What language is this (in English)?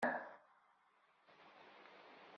Kabyle